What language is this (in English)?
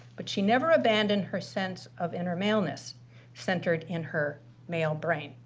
English